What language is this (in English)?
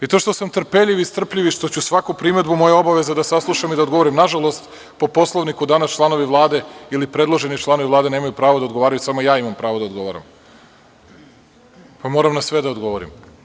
Serbian